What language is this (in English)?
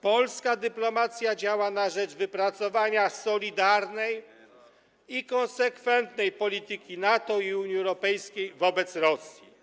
Polish